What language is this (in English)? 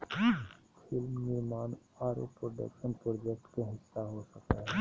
Magahi